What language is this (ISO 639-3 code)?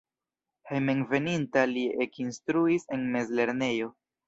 epo